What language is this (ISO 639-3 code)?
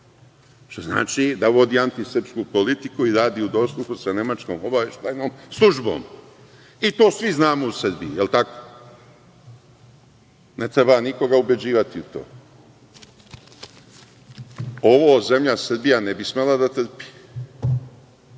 srp